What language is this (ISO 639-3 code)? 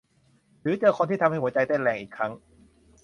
tha